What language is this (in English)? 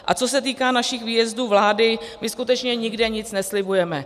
Czech